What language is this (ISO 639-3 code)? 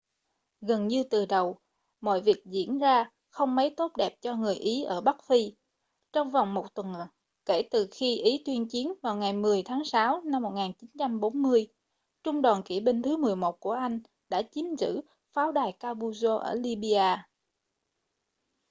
vie